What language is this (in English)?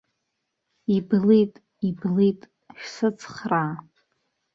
Abkhazian